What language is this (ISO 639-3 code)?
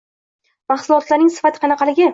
uzb